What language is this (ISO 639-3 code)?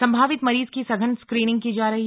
hin